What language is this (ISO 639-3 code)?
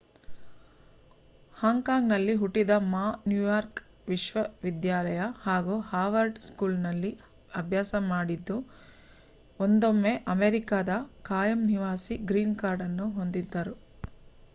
kan